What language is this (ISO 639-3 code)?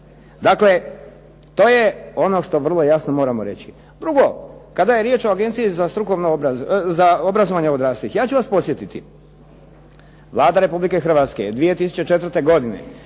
hrv